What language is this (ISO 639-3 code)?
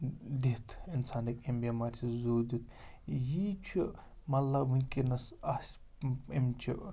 kas